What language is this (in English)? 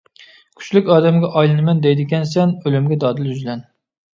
Uyghur